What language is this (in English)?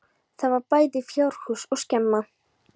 Icelandic